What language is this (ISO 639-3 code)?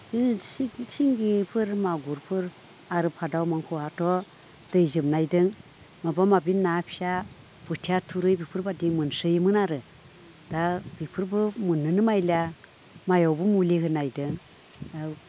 brx